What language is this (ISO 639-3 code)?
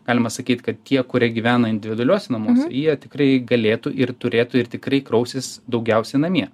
lit